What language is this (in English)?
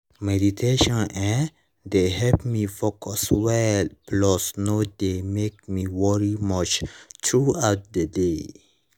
Nigerian Pidgin